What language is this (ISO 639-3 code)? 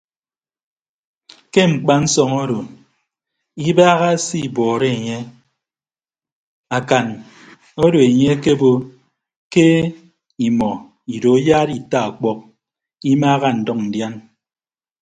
ibb